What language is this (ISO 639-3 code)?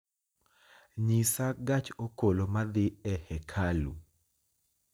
luo